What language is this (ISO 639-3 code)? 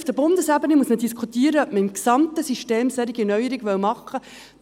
gsw